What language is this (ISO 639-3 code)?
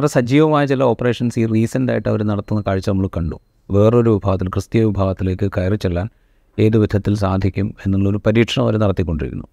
mal